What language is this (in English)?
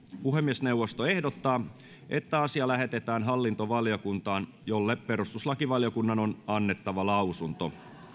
Finnish